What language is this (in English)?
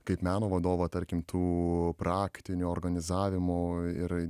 Lithuanian